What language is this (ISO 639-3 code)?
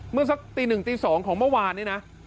tha